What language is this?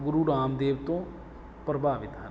Punjabi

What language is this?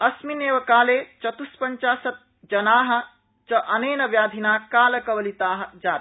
Sanskrit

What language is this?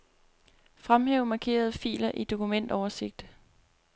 Danish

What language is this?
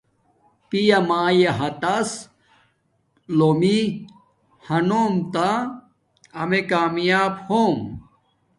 Domaaki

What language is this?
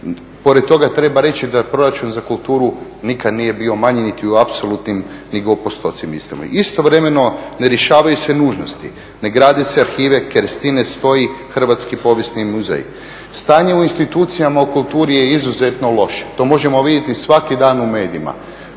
Croatian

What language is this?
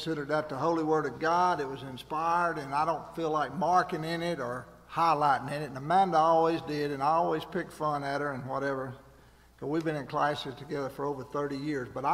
English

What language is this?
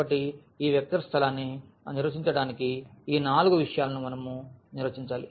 Telugu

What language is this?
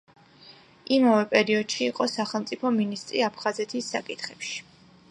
Georgian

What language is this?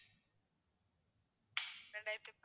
Tamil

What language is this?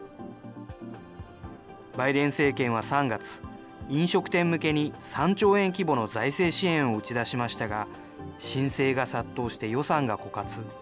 Japanese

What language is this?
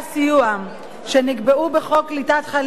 Hebrew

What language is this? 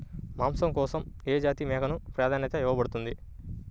Telugu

